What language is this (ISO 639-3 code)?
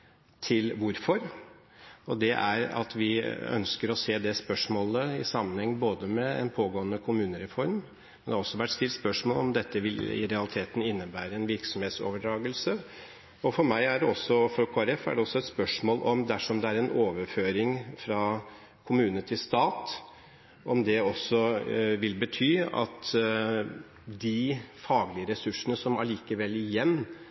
nob